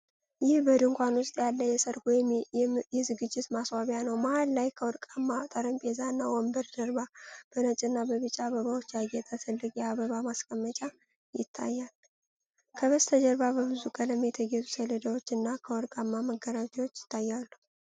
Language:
Amharic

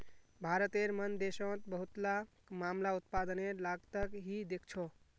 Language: Magahi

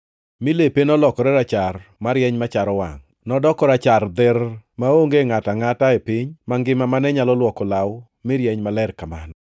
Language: Luo (Kenya and Tanzania)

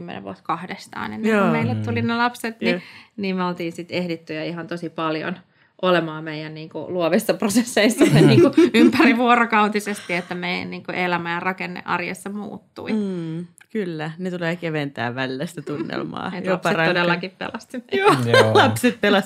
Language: Finnish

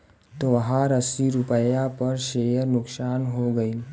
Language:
Bhojpuri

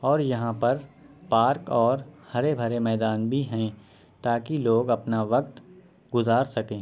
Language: Urdu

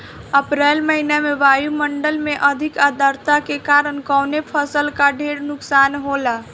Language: Bhojpuri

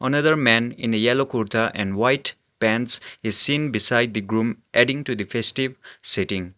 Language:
English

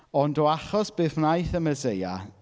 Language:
Welsh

